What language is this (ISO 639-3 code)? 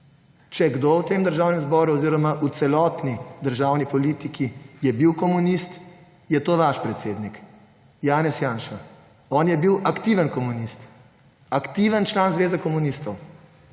slv